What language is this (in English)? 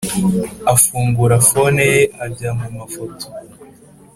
Kinyarwanda